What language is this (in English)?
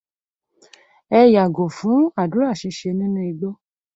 Yoruba